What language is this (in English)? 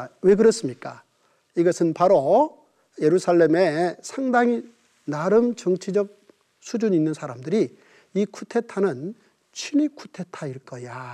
Korean